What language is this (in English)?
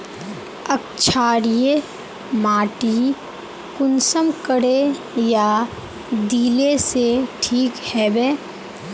Magahi